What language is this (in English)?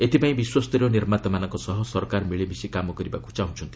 Odia